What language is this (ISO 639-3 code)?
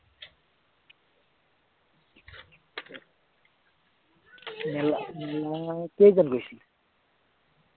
asm